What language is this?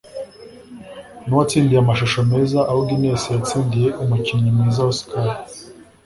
Kinyarwanda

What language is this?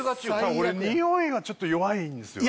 Japanese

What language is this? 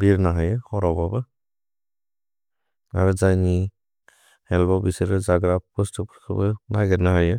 Bodo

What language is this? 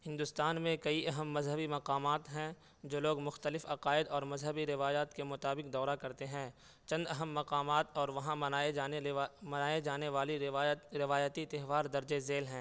Urdu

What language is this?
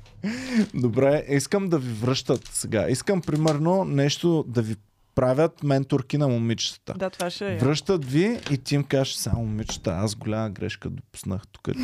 Bulgarian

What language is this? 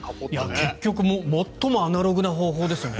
Japanese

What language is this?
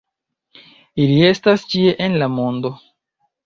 Esperanto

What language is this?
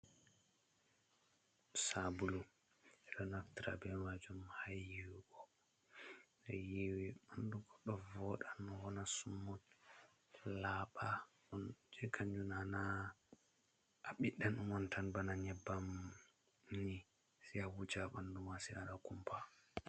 Fula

